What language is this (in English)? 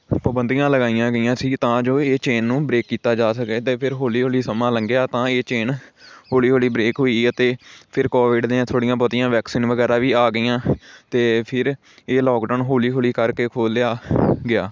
Punjabi